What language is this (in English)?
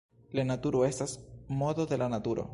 Esperanto